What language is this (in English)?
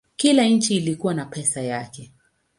Swahili